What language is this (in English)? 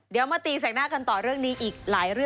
Thai